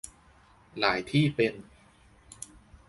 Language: Thai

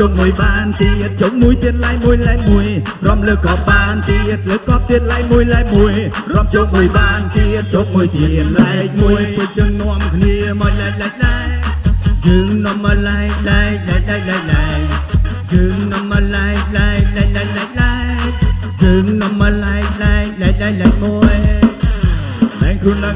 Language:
Vietnamese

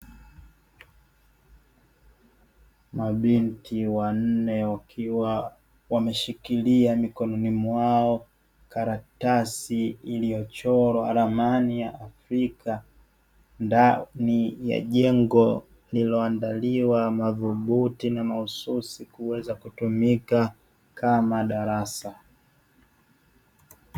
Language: Swahili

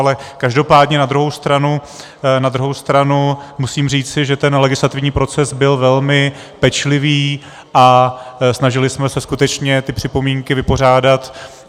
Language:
Czech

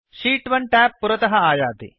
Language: Sanskrit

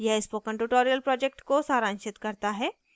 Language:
Hindi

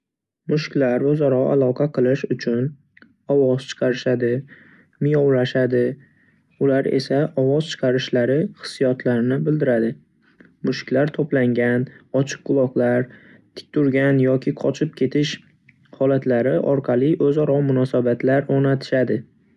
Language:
Uzbek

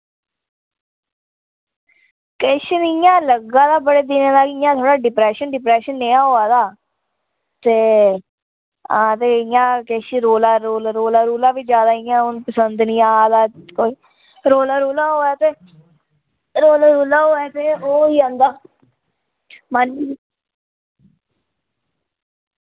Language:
Dogri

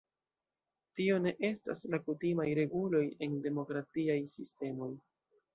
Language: Esperanto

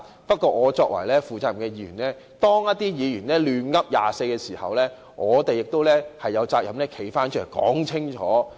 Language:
Cantonese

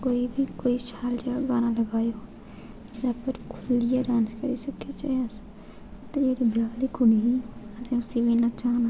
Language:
Dogri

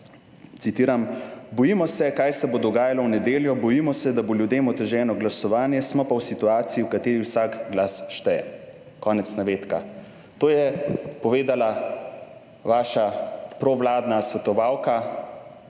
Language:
Slovenian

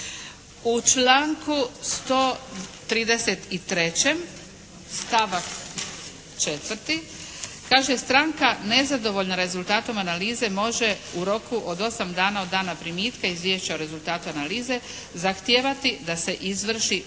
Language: Croatian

